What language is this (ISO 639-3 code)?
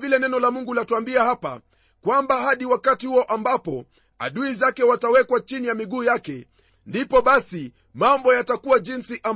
swa